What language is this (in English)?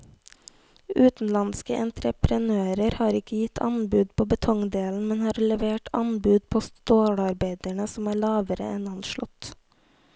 Norwegian